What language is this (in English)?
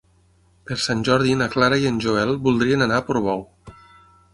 Catalan